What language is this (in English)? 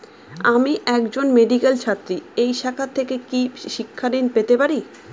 Bangla